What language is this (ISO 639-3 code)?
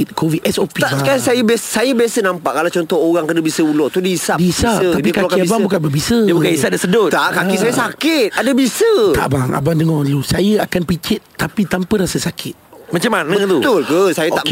msa